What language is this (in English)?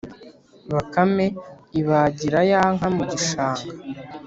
Kinyarwanda